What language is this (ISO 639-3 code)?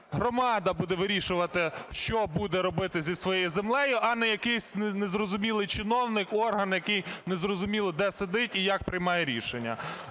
ukr